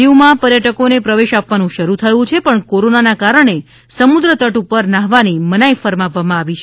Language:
Gujarati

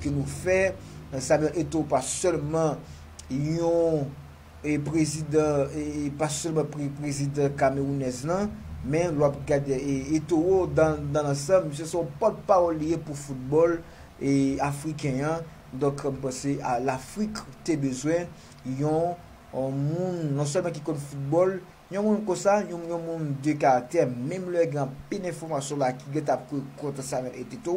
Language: French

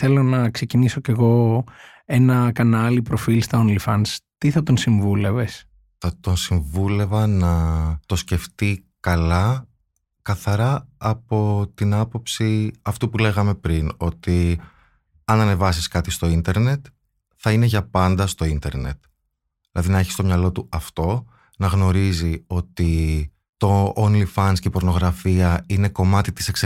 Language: Greek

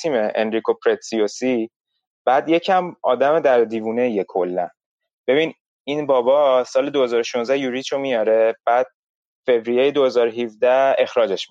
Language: Persian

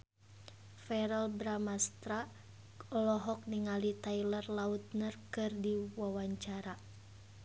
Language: Sundanese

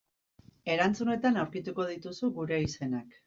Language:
Basque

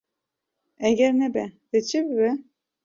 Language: Kurdish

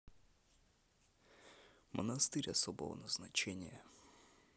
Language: Russian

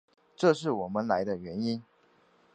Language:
Chinese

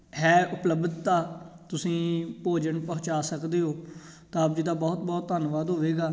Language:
Punjabi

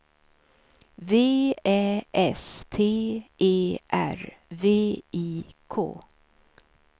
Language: Swedish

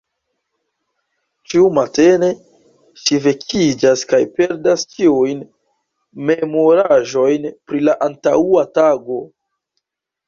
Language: Esperanto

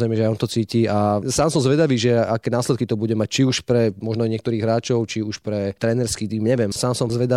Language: Slovak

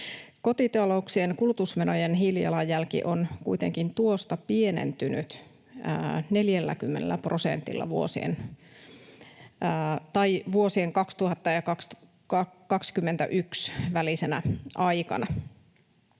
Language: Finnish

